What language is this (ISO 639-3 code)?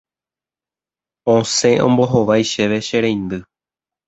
grn